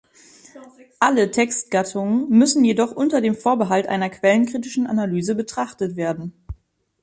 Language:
German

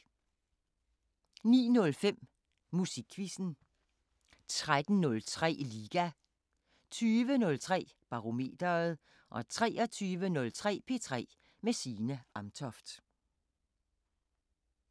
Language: Danish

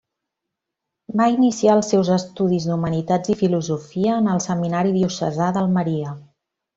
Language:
Catalan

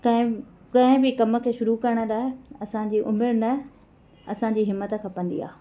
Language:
Sindhi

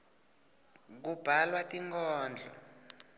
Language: Swati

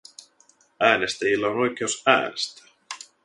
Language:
Finnish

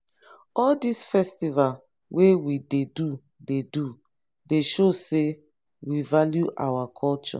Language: Nigerian Pidgin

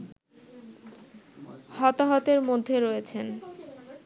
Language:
Bangla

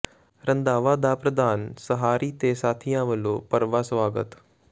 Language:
Punjabi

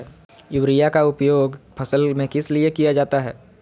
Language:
Magahi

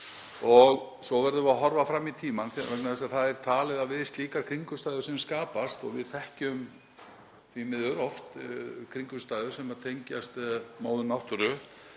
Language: Icelandic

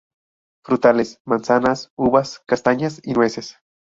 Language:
Spanish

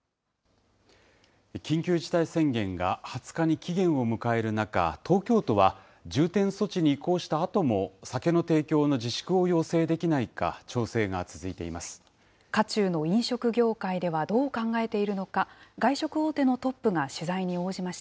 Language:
Japanese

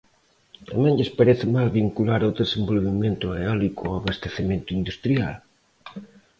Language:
Galician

